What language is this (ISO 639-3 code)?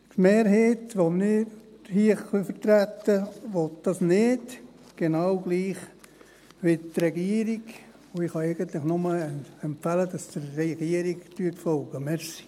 gsw